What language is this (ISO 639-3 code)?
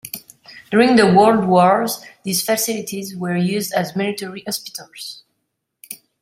eng